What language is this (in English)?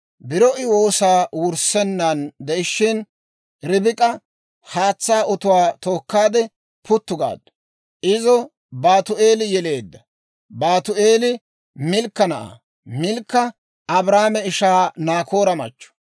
Dawro